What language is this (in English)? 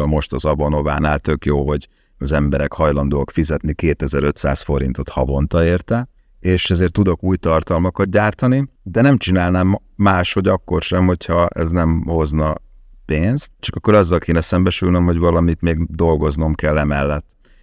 Hungarian